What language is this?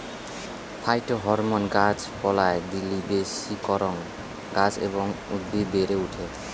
Bangla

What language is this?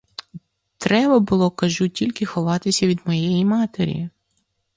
Ukrainian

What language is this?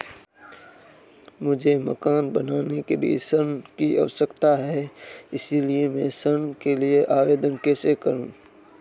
Hindi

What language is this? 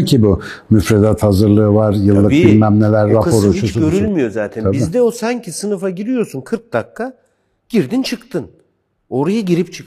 Turkish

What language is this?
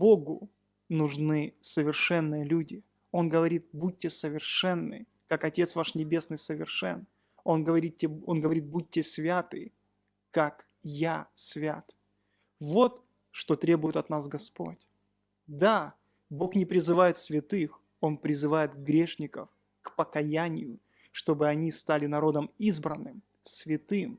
Russian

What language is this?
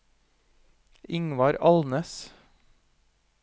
Norwegian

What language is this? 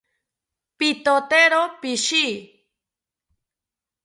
South Ucayali Ashéninka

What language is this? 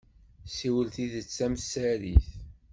Kabyle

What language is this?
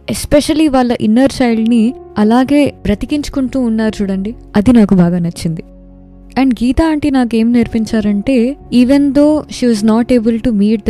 Telugu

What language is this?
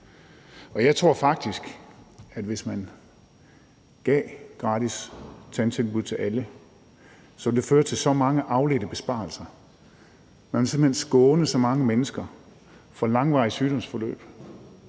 Danish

